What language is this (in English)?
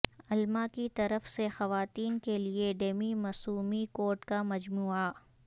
Urdu